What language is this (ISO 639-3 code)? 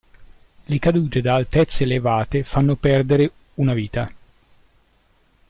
ita